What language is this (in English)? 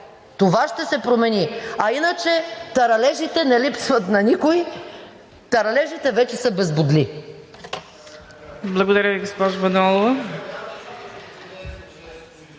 Bulgarian